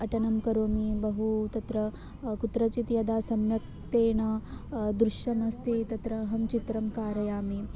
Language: Sanskrit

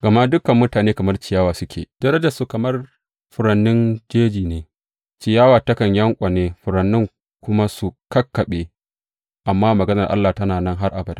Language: Hausa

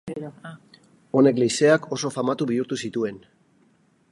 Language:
Basque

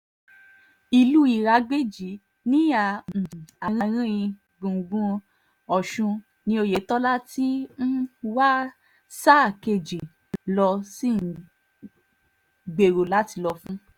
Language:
Yoruba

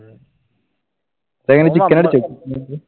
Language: Malayalam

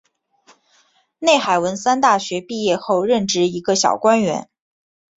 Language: Chinese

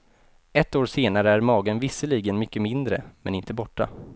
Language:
Swedish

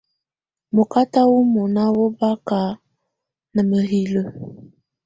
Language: Tunen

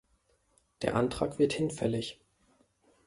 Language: German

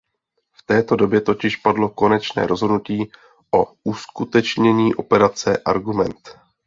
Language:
Czech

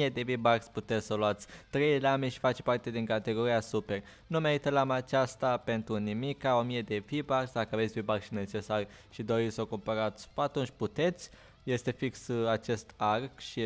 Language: Romanian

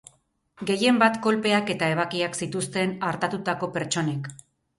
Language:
Basque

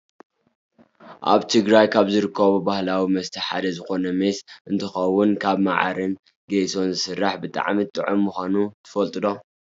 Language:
Tigrinya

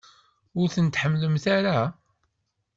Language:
Kabyle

